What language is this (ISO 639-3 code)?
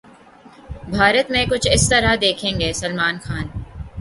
urd